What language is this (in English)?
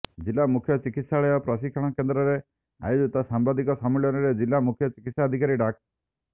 Odia